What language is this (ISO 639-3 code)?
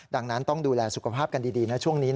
tha